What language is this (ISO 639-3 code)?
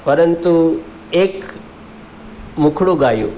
guj